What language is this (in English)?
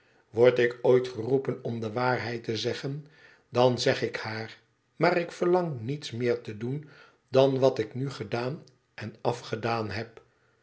Dutch